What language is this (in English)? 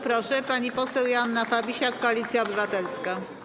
Polish